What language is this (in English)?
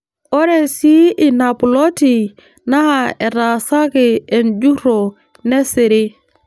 Masai